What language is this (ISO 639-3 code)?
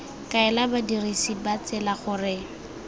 tsn